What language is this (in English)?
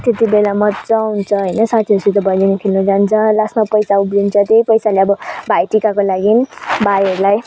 Nepali